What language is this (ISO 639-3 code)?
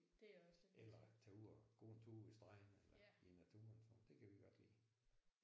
dan